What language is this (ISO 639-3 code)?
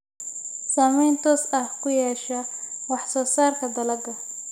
som